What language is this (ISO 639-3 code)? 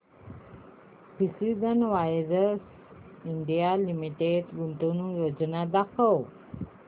mar